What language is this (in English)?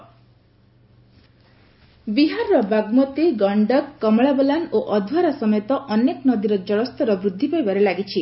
Odia